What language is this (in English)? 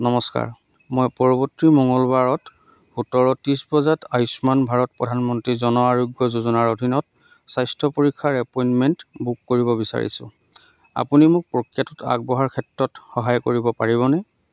Assamese